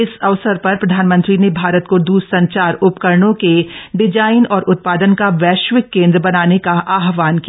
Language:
Hindi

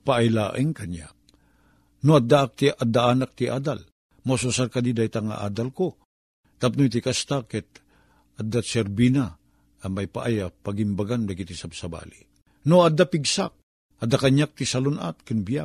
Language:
Filipino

